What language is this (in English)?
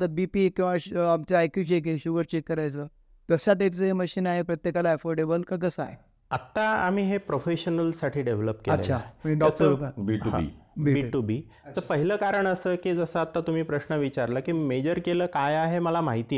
Marathi